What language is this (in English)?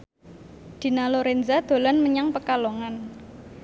Javanese